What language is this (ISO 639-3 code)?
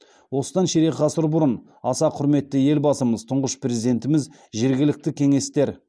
kaz